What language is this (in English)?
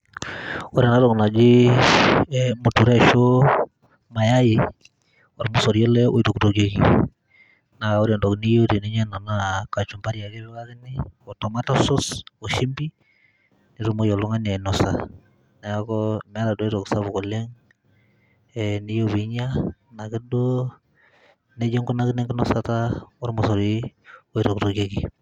Masai